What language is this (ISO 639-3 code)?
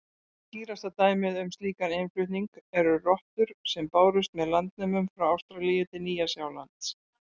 isl